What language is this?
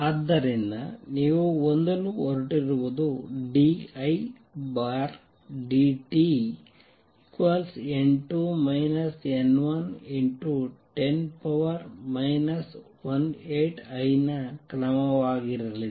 Kannada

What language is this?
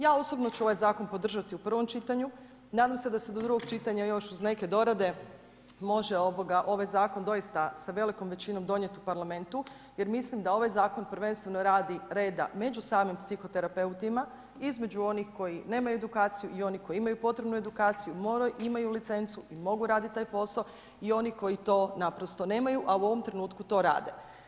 Croatian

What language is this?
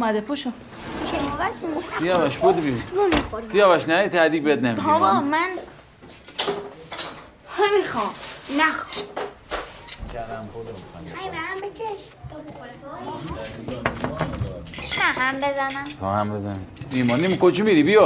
Persian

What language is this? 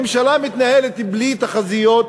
Hebrew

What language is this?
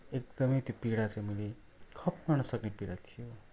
Nepali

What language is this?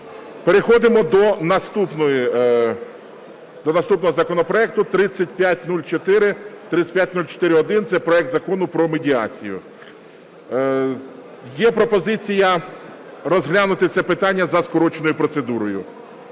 Ukrainian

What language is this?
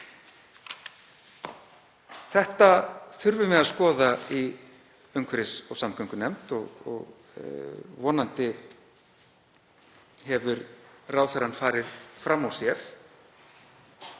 Icelandic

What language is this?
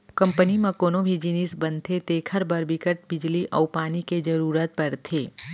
Chhattisgarhi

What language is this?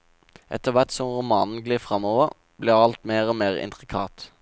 Norwegian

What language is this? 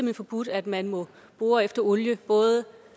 Danish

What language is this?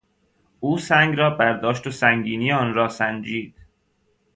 Persian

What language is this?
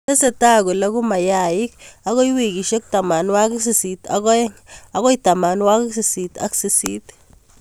Kalenjin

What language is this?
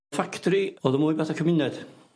Welsh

